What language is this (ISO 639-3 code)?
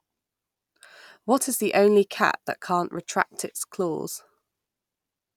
eng